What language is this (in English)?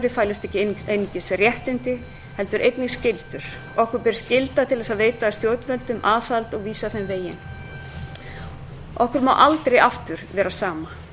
Icelandic